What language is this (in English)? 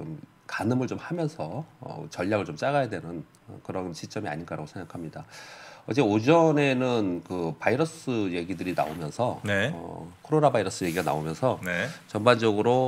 Korean